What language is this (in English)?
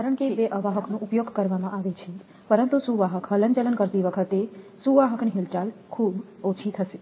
Gujarati